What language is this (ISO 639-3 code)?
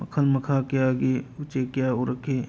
mni